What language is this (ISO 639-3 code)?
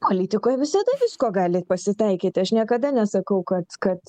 lit